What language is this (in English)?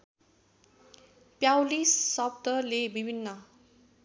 Nepali